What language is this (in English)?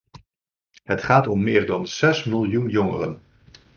Dutch